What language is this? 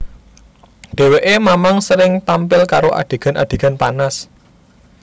Javanese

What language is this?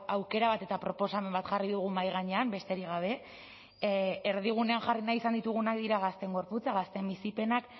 Basque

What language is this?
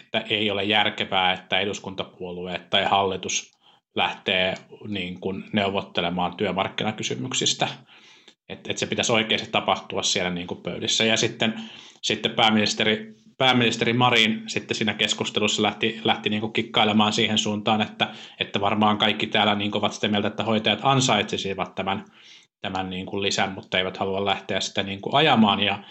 Finnish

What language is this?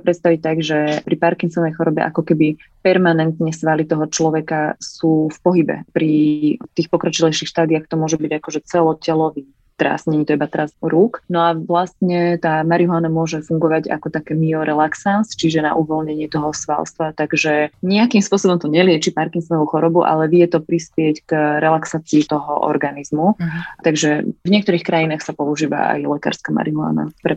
Slovak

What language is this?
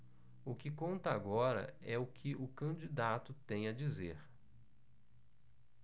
Portuguese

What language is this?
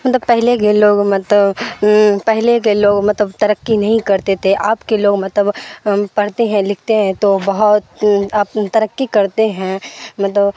Urdu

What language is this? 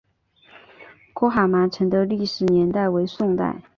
Chinese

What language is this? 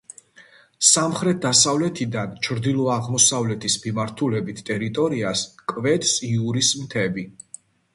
Georgian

